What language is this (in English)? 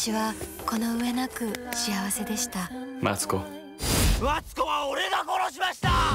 Japanese